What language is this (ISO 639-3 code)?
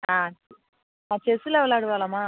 tam